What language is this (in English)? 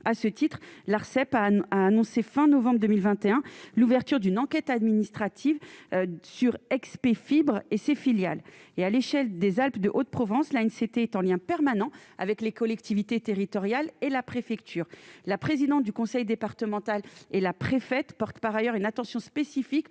French